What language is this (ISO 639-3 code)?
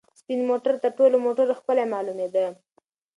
pus